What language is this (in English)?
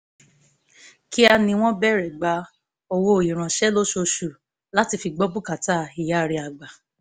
Yoruba